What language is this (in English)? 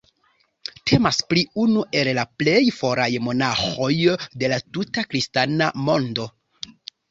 Esperanto